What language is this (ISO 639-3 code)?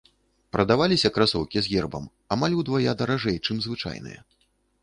bel